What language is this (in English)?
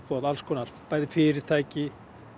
Icelandic